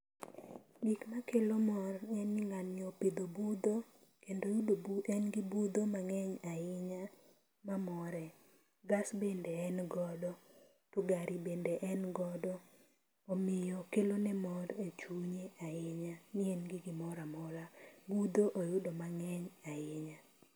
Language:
Luo (Kenya and Tanzania)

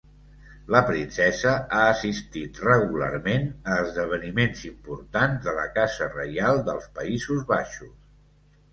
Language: Catalan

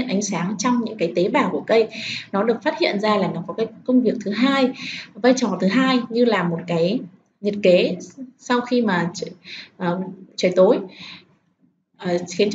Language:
Vietnamese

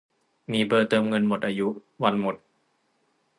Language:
Thai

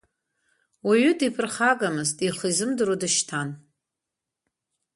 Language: Abkhazian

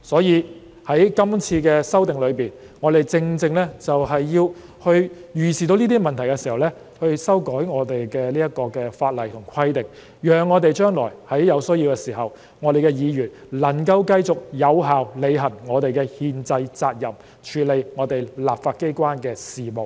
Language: Cantonese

